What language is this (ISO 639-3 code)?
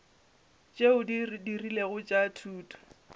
nso